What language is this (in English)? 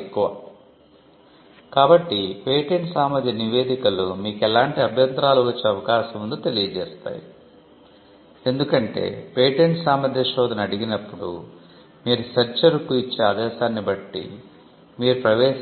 Telugu